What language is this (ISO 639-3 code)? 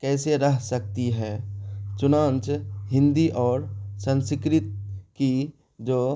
urd